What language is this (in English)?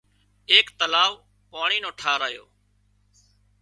Wadiyara Koli